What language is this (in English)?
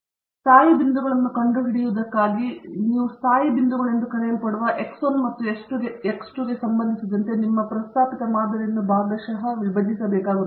Kannada